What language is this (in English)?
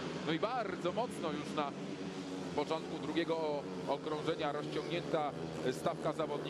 Polish